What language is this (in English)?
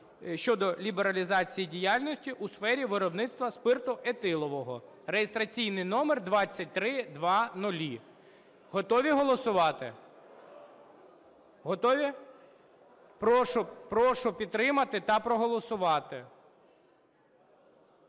Ukrainian